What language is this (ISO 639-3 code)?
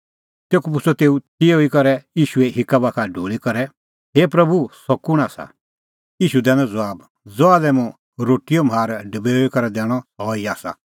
kfx